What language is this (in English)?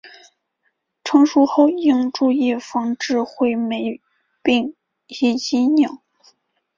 Chinese